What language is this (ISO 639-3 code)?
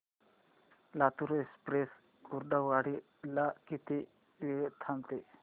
mar